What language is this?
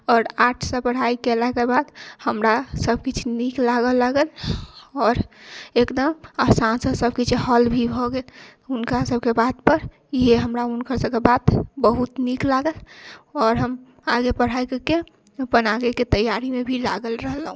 Maithili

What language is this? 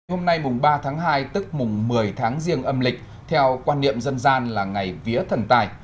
Vietnamese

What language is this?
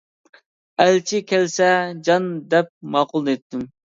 Uyghur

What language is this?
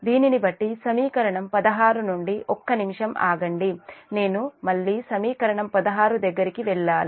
Telugu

